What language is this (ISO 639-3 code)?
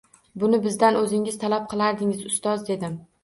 uzb